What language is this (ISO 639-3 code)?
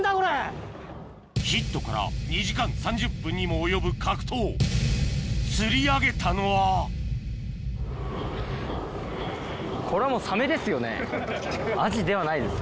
jpn